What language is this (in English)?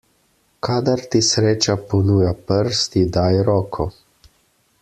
Slovenian